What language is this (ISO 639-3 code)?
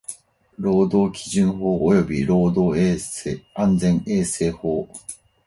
jpn